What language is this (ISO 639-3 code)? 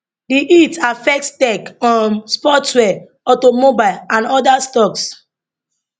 pcm